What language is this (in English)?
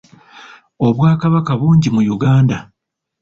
Ganda